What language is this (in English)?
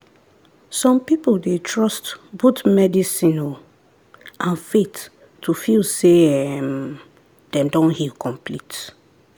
Nigerian Pidgin